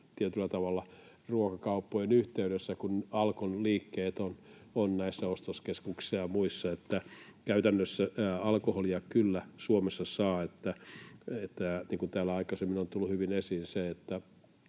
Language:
Finnish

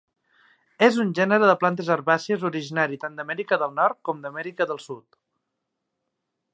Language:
Catalan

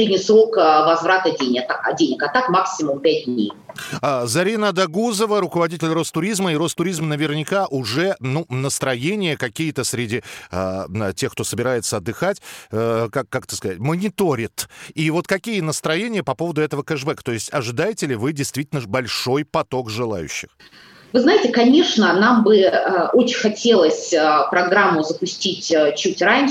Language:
Russian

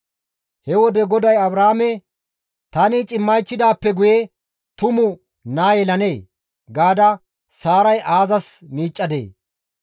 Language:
Gamo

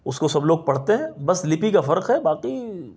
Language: Urdu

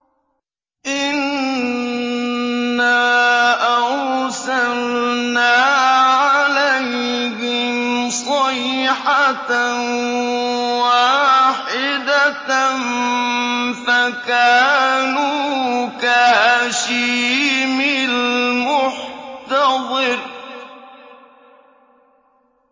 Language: Arabic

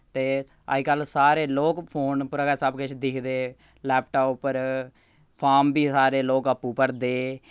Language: Dogri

